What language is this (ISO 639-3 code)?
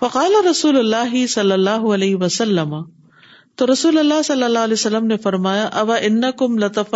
urd